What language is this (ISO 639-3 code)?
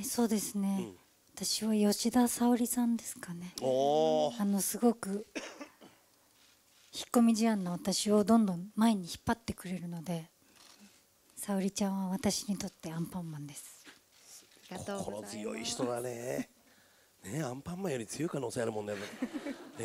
jpn